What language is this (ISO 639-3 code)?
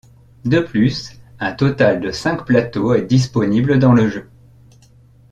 fra